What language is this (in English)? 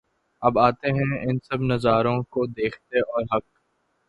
Urdu